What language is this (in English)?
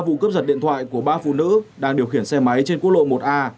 Vietnamese